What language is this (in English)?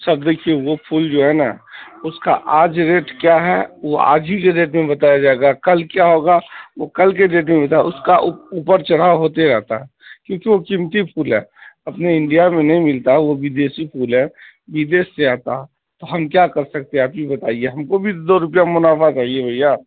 Urdu